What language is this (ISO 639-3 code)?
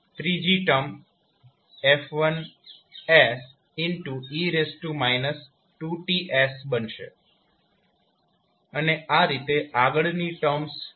guj